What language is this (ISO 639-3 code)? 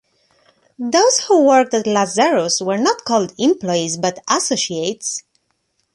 eng